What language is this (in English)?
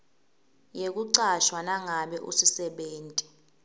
Swati